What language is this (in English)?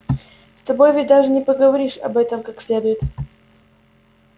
Russian